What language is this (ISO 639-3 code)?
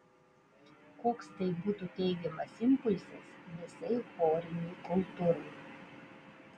lit